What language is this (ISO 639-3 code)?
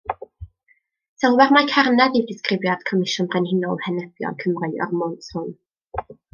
cym